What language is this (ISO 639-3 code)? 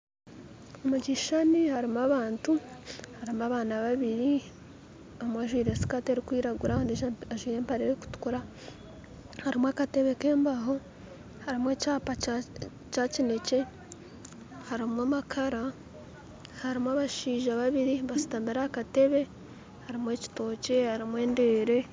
nyn